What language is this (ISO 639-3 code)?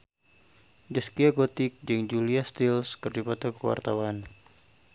sun